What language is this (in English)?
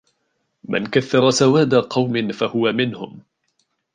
Arabic